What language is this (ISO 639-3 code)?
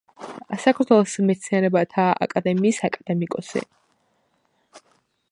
kat